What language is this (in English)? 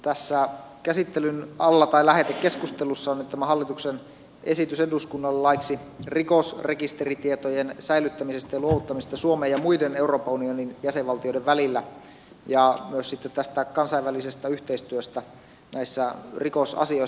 Finnish